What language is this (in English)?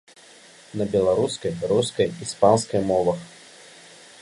Belarusian